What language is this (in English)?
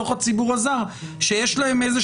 Hebrew